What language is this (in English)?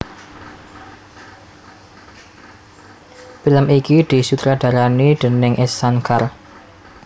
Javanese